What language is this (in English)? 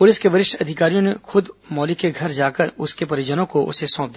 Hindi